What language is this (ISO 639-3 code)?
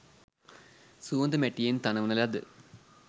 sin